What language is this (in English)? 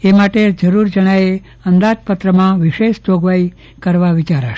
Gujarati